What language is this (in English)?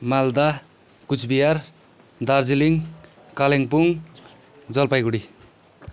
Nepali